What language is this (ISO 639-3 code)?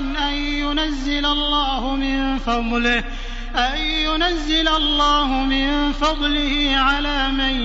ara